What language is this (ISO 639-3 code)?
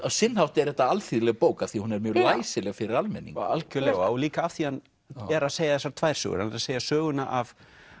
isl